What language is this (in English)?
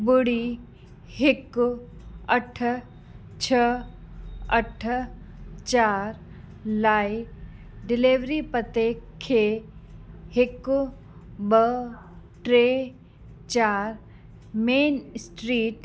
Sindhi